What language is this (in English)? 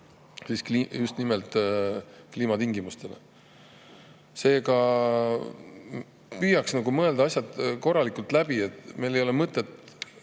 Estonian